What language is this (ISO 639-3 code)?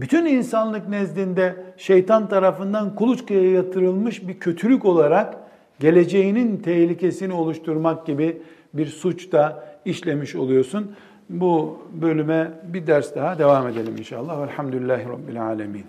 tur